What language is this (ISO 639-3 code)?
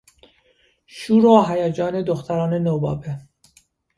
fas